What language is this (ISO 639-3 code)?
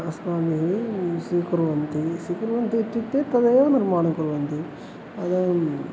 san